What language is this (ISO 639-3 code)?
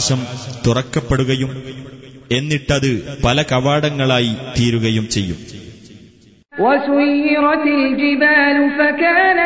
mal